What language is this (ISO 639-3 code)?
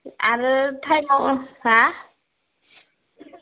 brx